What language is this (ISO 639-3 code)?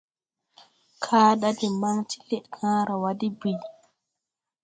tui